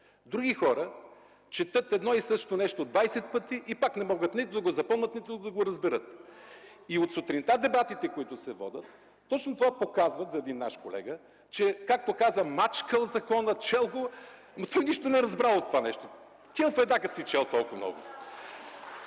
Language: Bulgarian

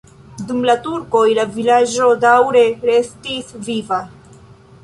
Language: Esperanto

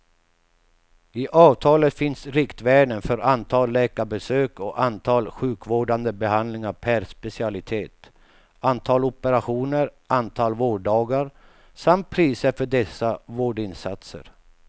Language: Swedish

